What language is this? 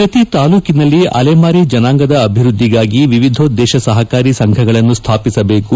Kannada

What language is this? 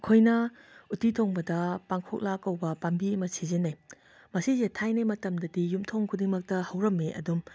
Manipuri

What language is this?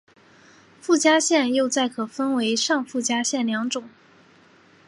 Chinese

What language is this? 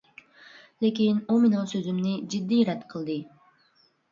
Uyghur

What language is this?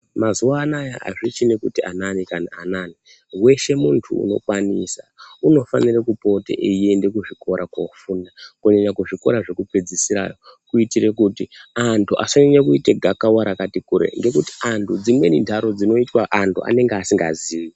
Ndau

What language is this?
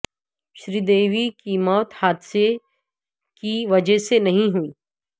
Urdu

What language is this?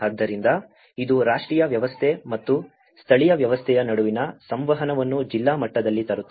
Kannada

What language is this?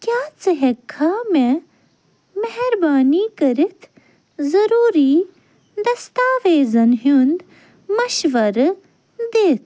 Kashmiri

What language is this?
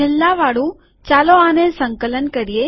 Gujarati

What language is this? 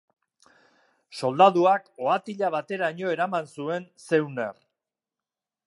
Basque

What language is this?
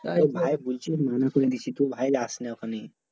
Bangla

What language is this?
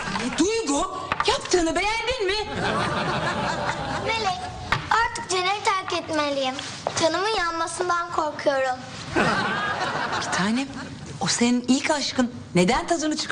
Turkish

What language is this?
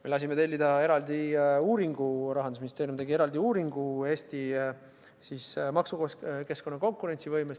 Estonian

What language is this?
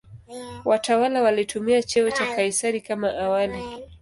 Swahili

